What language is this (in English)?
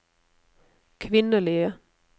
Norwegian